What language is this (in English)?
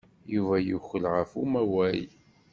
Kabyle